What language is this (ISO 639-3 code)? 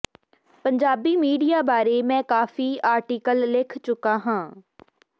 pan